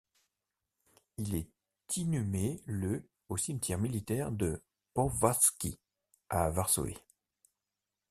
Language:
French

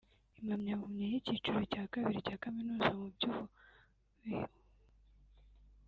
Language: Kinyarwanda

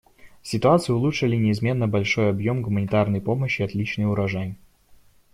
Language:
Russian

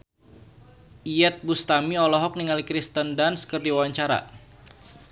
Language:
Sundanese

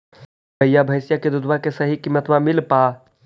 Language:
Magahi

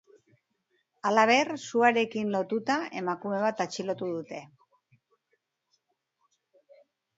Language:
Basque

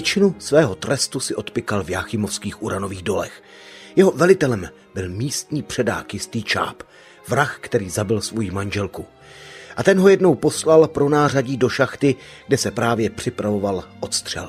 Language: Czech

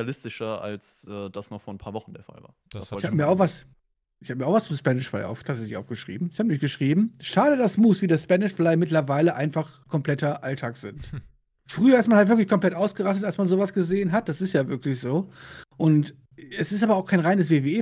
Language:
German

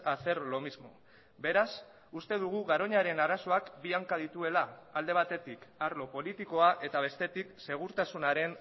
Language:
Basque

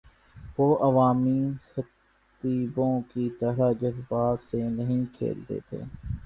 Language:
Urdu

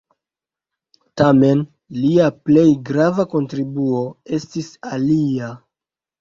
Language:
Esperanto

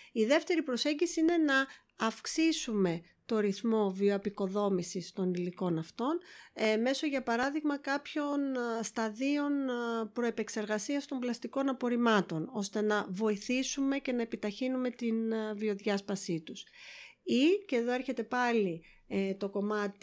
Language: Greek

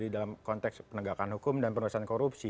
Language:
Indonesian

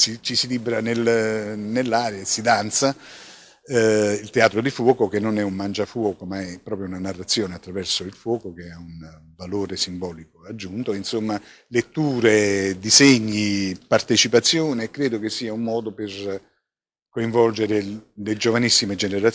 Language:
Italian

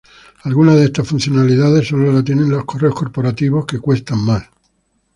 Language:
Spanish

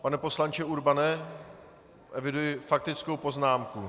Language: Czech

